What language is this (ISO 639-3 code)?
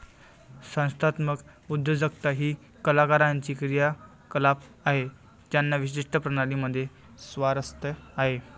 mar